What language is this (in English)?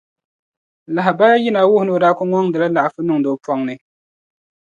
Dagbani